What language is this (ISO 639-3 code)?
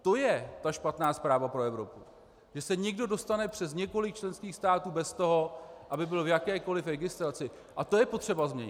ces